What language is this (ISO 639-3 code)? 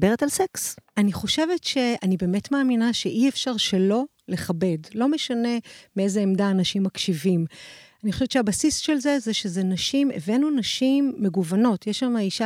heb